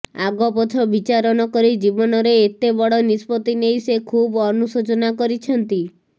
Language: Odia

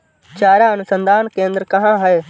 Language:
Hindi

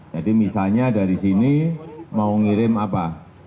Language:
Indonesian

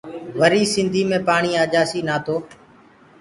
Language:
Gurgula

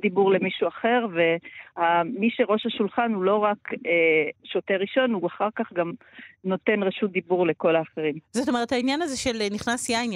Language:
Hebrew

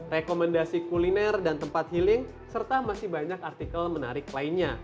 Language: Indonesian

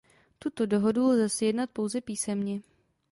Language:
Czech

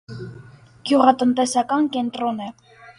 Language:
Armenian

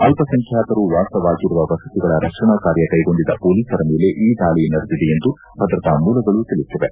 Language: Kannada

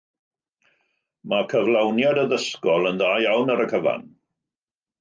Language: Welsh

